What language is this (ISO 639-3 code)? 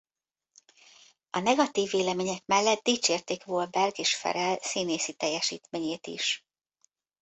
hun